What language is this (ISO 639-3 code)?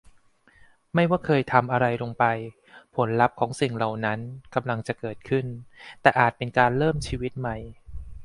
tha